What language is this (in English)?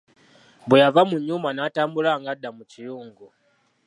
Ganda